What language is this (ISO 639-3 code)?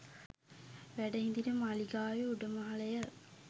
sin